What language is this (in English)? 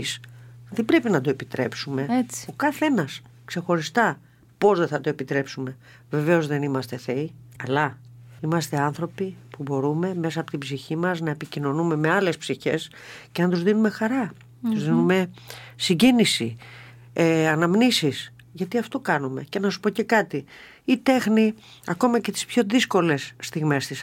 Greek